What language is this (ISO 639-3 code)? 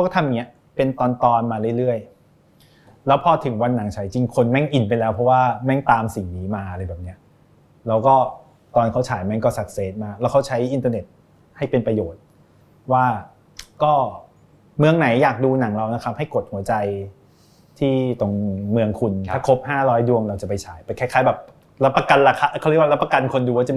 tha